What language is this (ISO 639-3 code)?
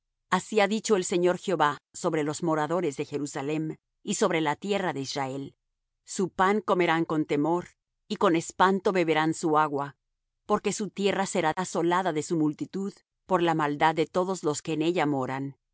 spa